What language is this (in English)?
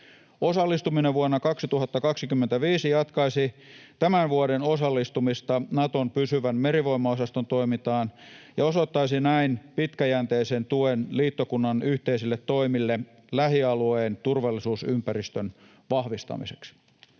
Finnish